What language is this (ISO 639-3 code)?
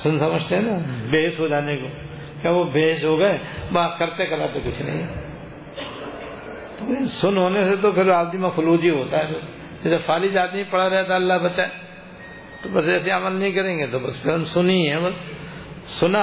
urd